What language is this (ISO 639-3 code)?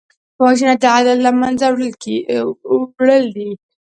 pus